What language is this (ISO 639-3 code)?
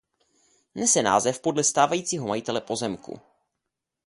ces